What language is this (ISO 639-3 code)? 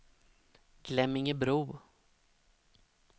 swe